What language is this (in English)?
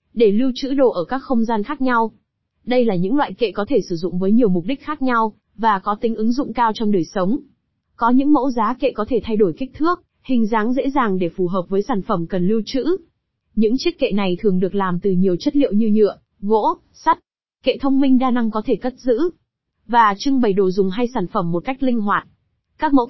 Vietnamese